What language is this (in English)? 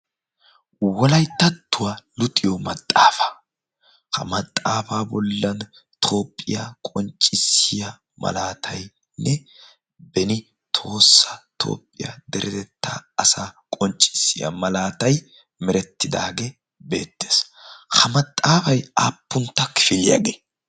Wolaytta